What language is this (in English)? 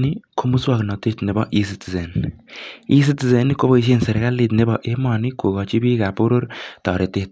Kalenjin